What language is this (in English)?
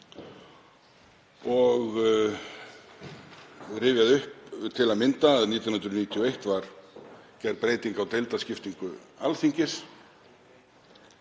Icelandic